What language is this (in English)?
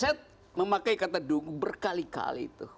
Indonesian